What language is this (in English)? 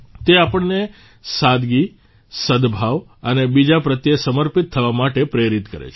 Gujarati